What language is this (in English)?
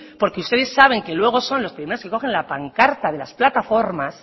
Spanish